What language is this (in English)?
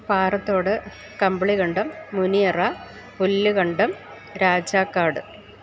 Malayalam